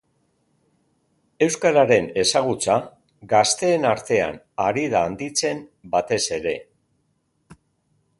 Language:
Basque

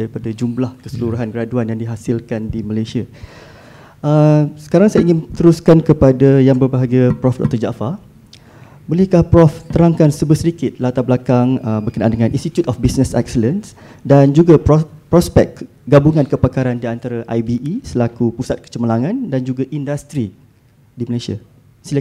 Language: Malay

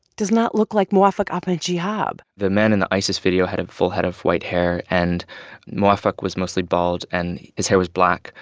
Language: English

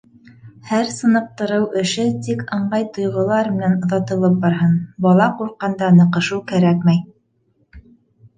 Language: Bashkir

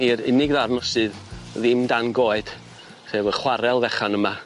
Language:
Welsh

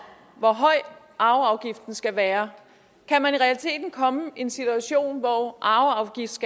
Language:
Danish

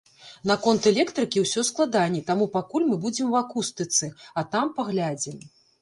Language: Belarusian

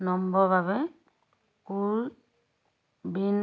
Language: Assamese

